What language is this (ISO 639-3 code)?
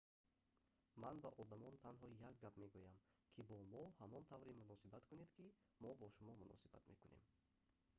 tgk